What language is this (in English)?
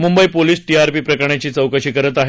Marathi